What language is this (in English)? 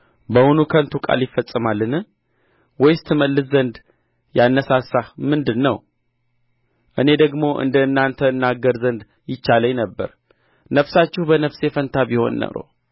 Amharic